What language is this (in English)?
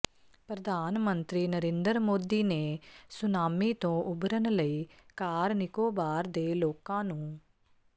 Punjabi